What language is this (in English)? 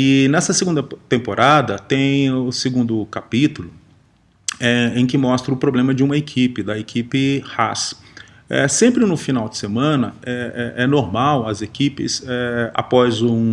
Portuguese